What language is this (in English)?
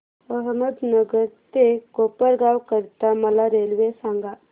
Marathi